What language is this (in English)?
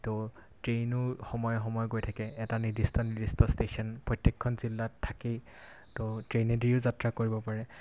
Assamese